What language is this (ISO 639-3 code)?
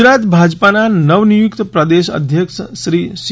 guj